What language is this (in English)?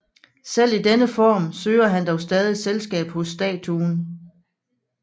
Danish